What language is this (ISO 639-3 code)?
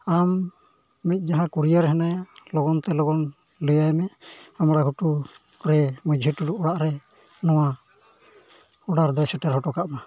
sat